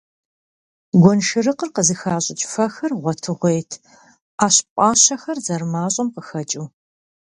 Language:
Kabardian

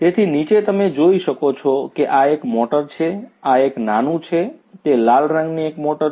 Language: Gujarati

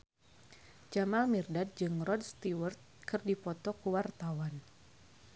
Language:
Sundanese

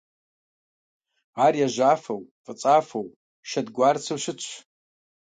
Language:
Kabardian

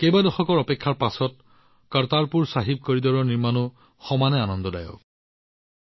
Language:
Assamese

